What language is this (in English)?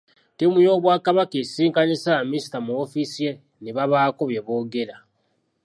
Ganda